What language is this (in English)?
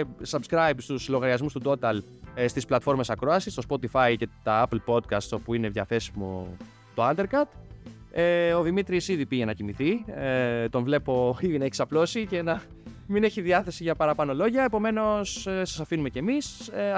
Greek